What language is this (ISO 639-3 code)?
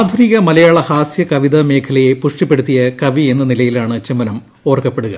mal